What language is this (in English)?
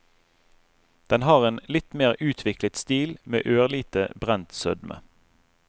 Norwegian